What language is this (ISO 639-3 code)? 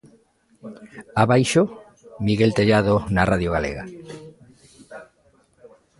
glg